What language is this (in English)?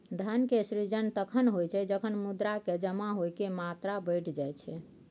Maithili